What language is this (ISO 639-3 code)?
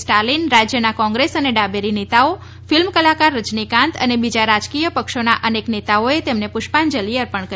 guj